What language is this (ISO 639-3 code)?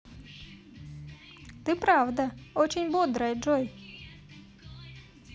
rus